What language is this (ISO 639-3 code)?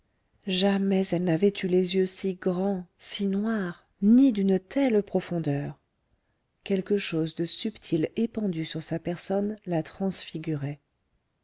fra